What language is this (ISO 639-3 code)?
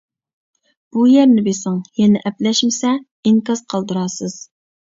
uig